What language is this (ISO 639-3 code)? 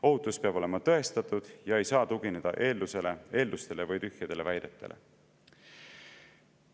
est